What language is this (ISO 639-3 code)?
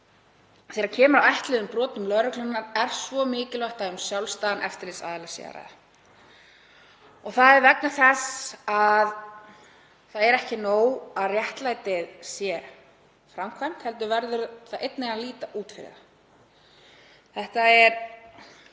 isl